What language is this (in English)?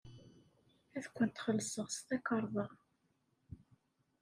Kabyle